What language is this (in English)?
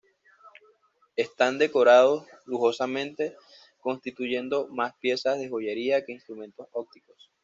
Spanish